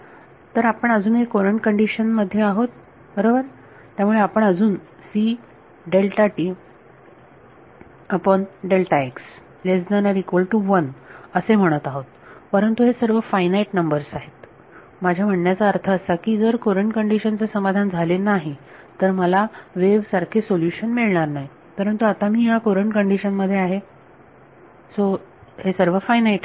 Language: Marathi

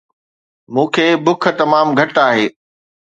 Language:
Sindhi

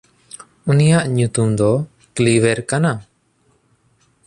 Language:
Santali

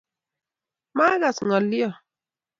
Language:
Kalenjin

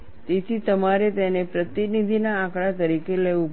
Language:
Gujarati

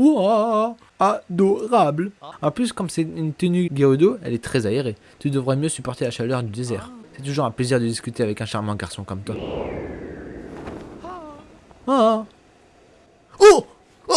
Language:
French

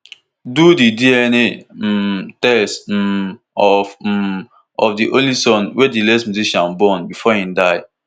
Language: Nigerian Pidgin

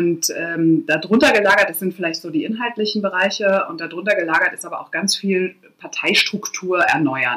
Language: German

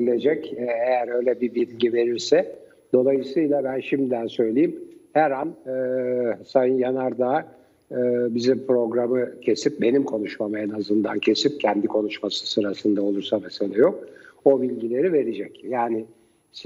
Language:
Turkish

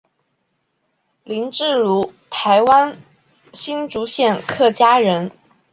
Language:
Chinese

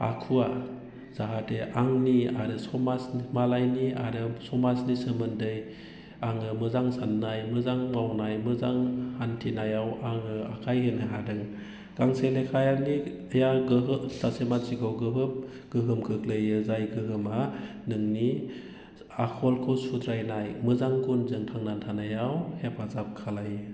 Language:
Bodo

